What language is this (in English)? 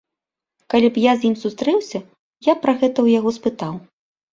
Belarusian